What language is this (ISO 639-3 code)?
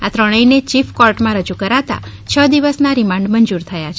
guj